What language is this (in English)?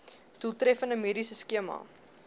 Afrikaans